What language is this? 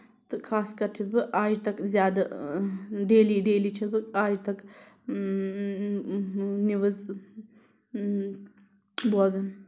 Kashmiri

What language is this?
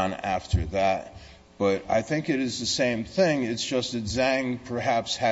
English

